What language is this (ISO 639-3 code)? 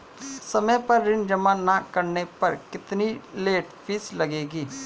hin